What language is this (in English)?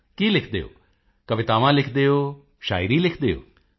Punjabi